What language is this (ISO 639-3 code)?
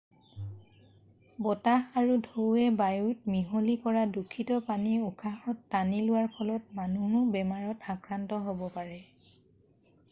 asm